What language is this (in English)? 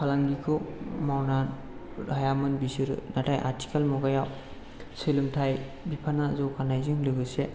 Bodo